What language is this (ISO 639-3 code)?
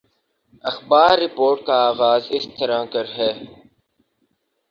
urd